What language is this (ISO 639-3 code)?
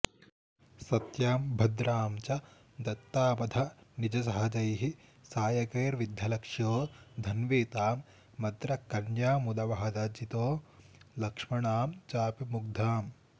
san